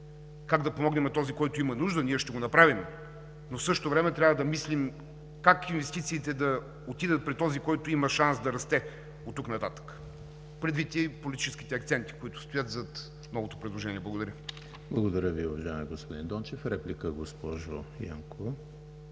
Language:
Bulgarian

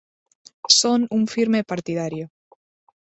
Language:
Galician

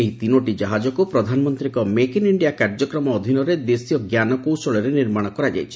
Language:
Odia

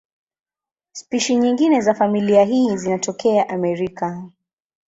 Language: Swahili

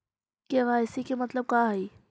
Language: Magahi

